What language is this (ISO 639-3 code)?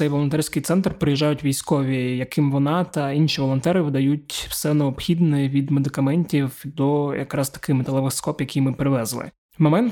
ukr